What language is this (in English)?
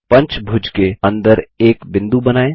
Hindi